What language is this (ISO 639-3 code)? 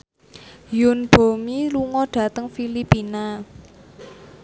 jav